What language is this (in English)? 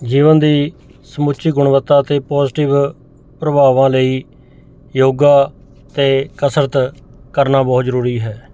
Punjabi